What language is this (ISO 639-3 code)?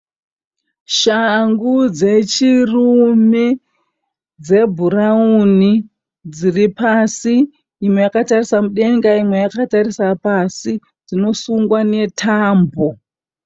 sna